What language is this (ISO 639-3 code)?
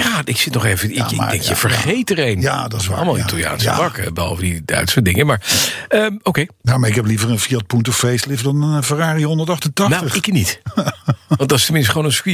nld